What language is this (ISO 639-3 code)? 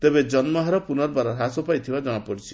ori